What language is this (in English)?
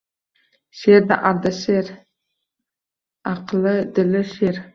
Uzbek